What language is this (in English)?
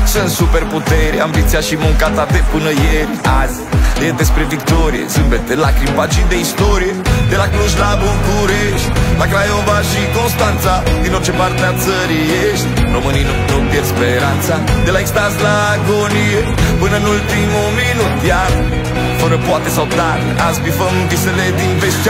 Romanian